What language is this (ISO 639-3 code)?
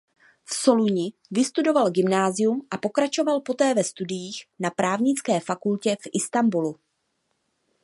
ces